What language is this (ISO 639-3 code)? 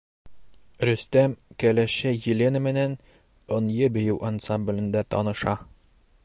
bak